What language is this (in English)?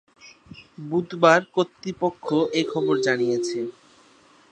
Bangla